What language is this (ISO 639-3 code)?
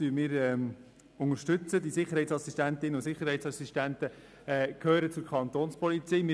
gsw